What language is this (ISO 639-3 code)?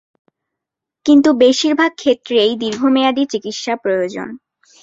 ben